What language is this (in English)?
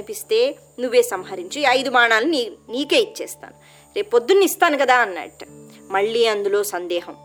Telugu